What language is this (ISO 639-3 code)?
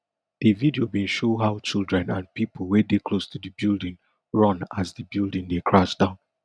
pcm